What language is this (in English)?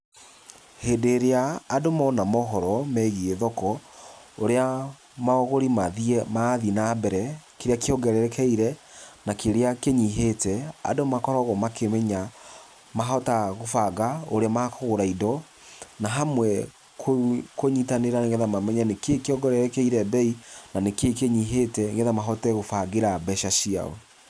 Kikuyu